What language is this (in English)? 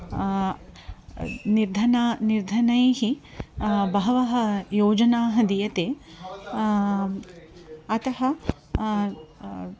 Sanskrit